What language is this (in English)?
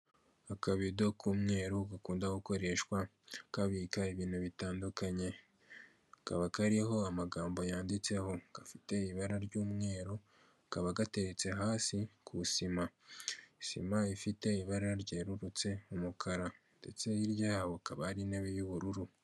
Kinyarwanda